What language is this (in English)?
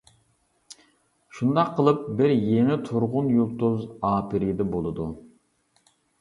Uyghur